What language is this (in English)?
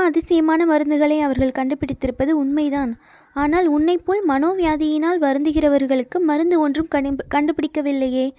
Tamil